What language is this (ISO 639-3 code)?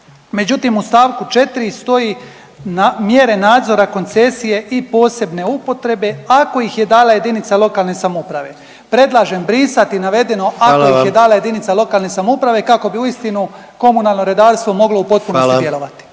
hrv